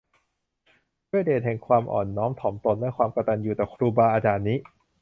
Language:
Thai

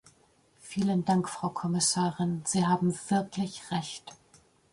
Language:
German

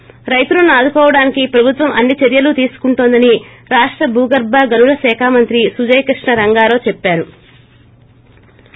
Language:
Telugu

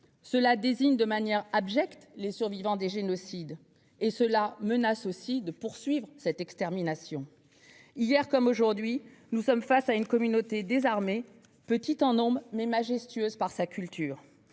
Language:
French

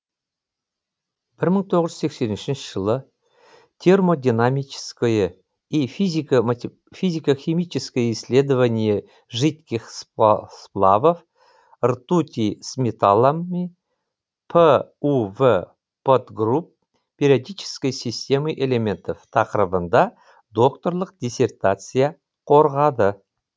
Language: Kazakh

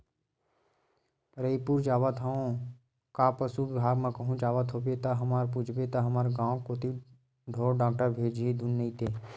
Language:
Chhattisgarhi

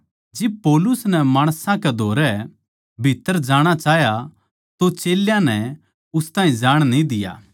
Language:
Haryanvi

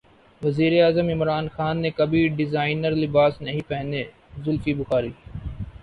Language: Urdu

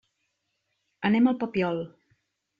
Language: Catalan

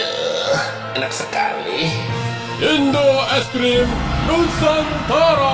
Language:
Indonesian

